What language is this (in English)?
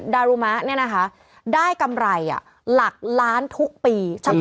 Thai